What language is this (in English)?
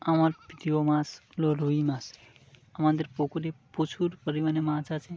Bangla